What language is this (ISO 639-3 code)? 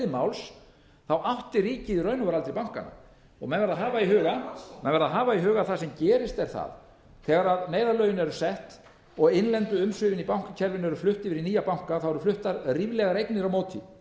isl